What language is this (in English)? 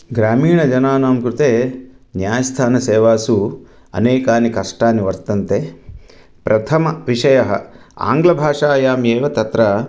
Sanskrit